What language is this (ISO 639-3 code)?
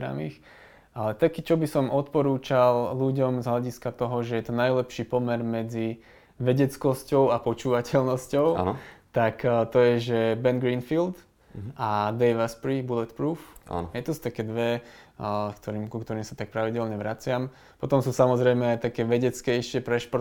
slk